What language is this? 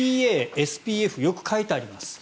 Japanese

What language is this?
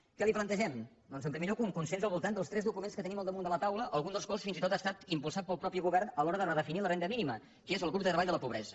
Catalan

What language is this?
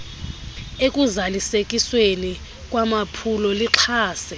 Xhosa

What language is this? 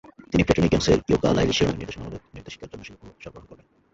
Bangla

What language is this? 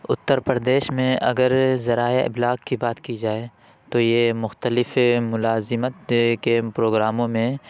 Urdu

